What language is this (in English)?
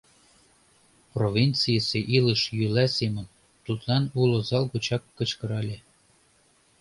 Mari